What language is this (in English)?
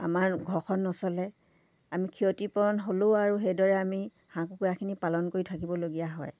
Assamese